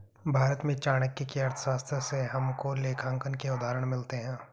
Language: Hindi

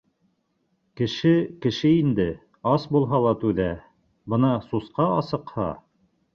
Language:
Bashkir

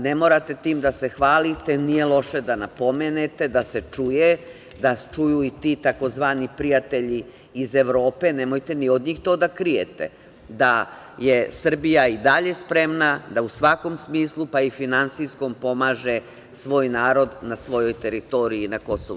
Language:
Serbian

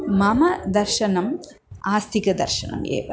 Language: Sanskrit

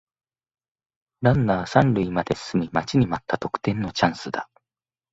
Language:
Japanese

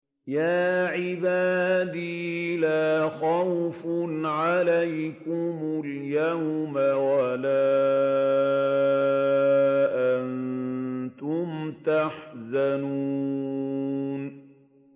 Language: Arabic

